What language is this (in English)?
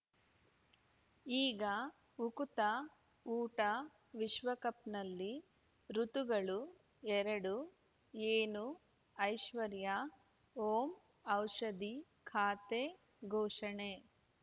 Kannada